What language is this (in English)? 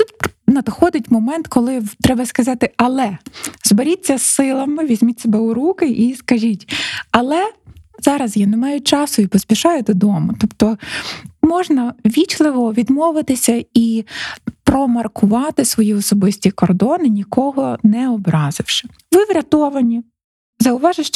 Ukrainian